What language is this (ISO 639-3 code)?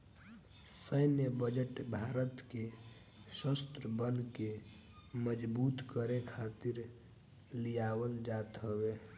bho